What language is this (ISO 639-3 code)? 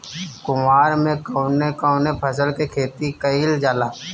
bho